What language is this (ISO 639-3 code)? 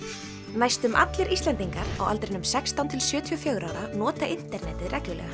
isl